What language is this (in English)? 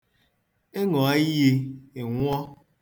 Igbo